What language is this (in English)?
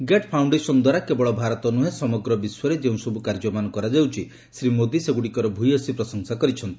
Odia